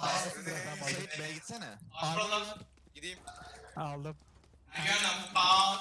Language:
Turkish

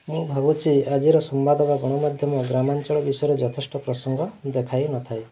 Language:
Odia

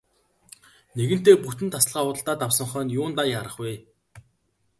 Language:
Mongolian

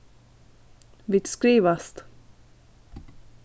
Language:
Faroese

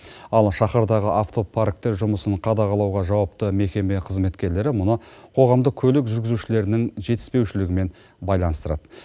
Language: Kazakh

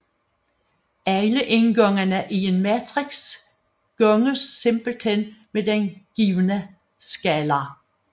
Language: Danish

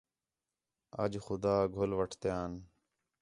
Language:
Khetrani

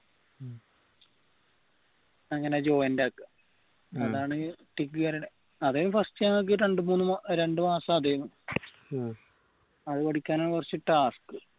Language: Malayalam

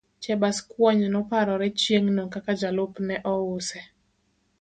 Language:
Luo (Kenya and Tanzania)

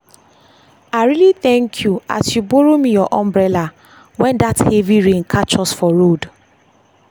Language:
Nigerian Pidgin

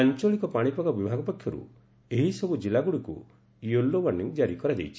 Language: Odia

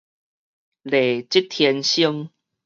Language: Min Nan Chinese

